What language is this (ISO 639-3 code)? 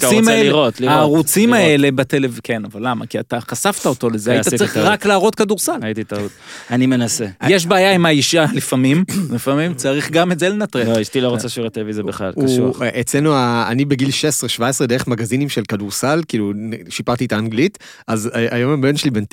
heb